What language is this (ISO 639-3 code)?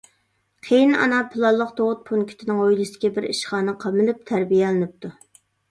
uig